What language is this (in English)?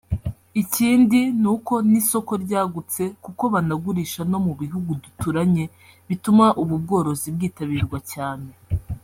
Kinyarwanda